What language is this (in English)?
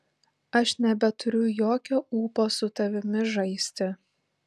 Lithuanian